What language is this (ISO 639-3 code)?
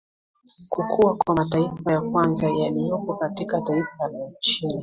swa